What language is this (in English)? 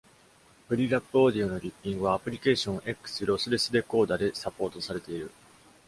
Japanese